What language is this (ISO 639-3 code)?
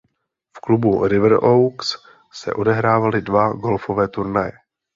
ces